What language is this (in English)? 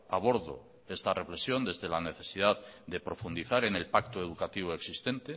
Spanish